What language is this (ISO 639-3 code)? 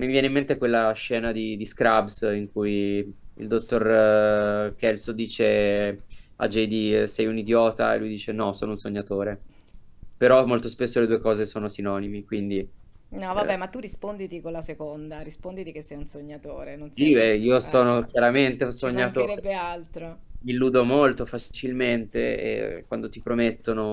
ita